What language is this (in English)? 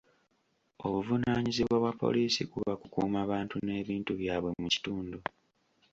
Ganda